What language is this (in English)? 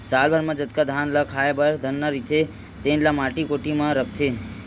Chhattisgarhi